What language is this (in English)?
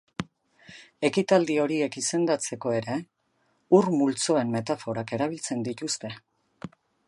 Basque